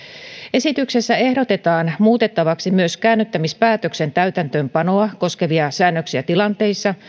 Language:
Finnish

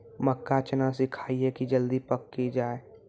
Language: Maithili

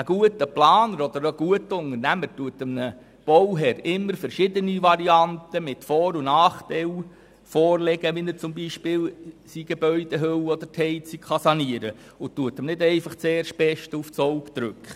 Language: Swiss German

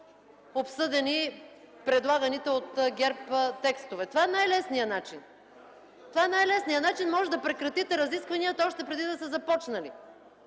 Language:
Bulgarian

